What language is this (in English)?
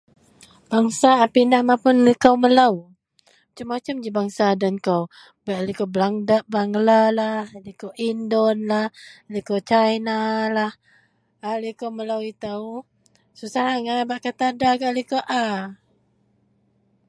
Central Melanau